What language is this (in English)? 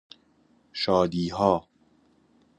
Persian